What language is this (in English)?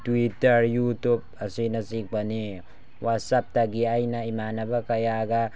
Manipuri